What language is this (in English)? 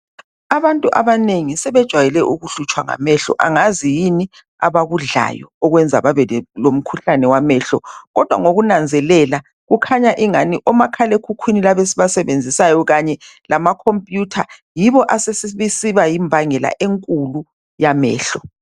North Ndebele